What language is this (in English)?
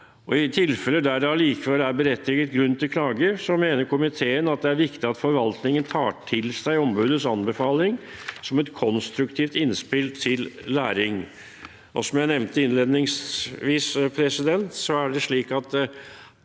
Norwegian